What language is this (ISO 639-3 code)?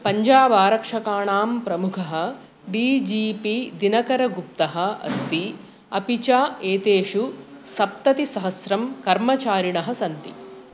san